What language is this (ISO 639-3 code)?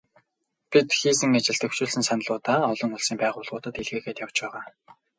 mon